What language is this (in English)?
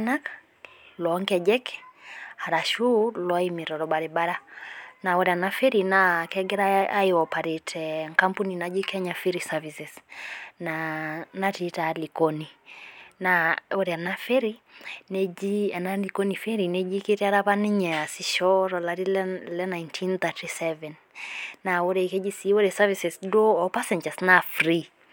Masai